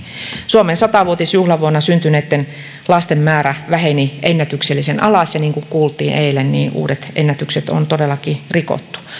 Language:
Finnish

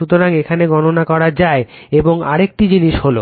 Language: Bangla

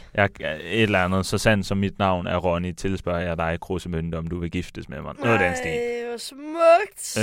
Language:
Danish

